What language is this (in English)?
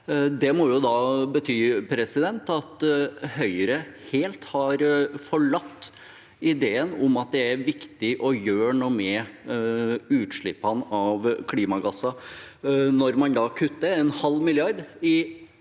Norwegian